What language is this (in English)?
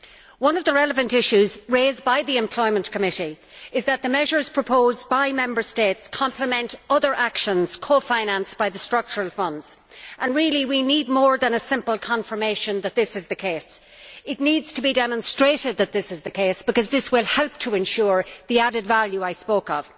English